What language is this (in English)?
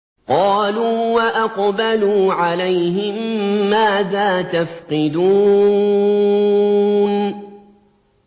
Arabic